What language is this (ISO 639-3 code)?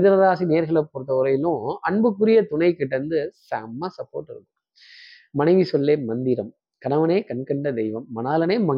tam